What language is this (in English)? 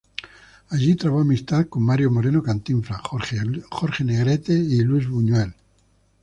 Spanish